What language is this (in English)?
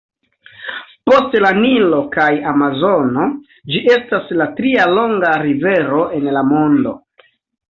Esperanto